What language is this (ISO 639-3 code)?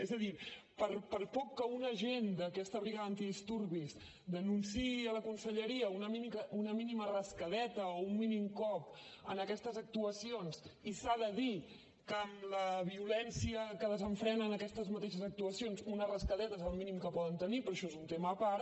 cat